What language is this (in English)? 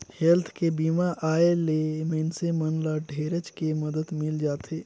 Chhattisgarhi